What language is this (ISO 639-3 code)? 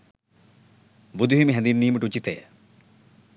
sin